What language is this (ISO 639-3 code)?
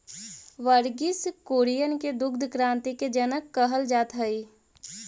mag